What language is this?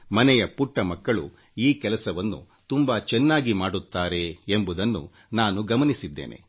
Kannada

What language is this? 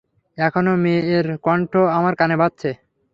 Bangla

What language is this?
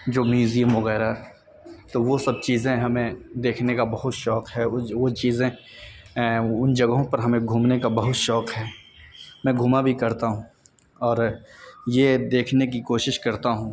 Urdu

